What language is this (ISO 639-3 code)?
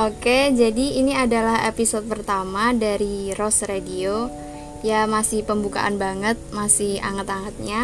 ind